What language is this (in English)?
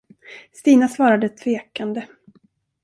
Swedish